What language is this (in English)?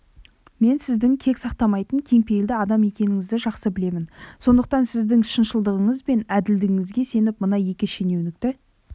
Kazakh